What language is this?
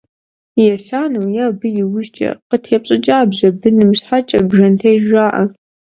Kabardian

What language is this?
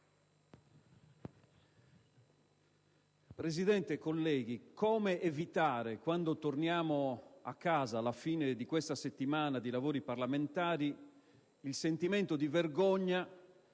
Italian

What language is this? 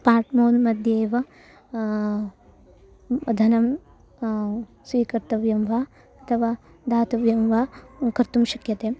Sanskrit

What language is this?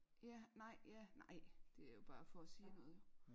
Danish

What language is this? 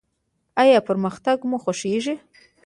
Pashto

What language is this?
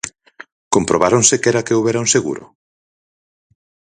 Galician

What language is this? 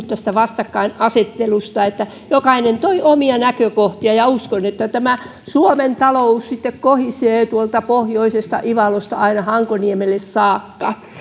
Finnish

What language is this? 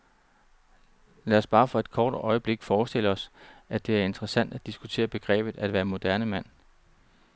Danish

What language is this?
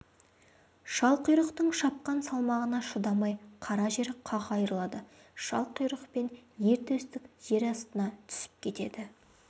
Kazakh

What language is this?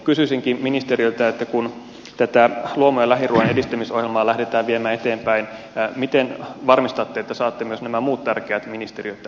Finnish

